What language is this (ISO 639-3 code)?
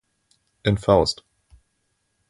deu